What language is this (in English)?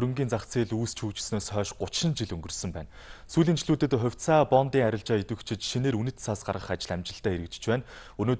Korean